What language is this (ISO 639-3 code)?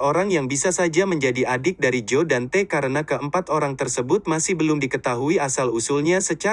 ind